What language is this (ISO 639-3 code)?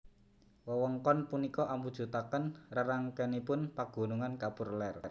jav